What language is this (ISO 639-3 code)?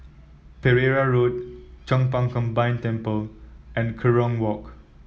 eng